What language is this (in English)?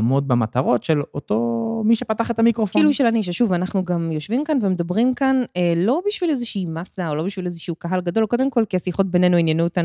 Hebrew